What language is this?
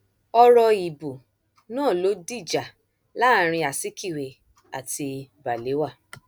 Yoruba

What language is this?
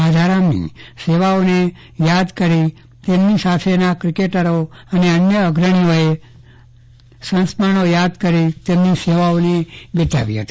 Gujarati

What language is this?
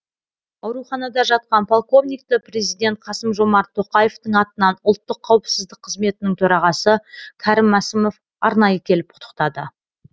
Kazakh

